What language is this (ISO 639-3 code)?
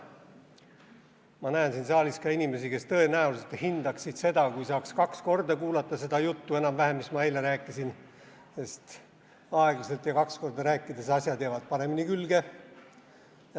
est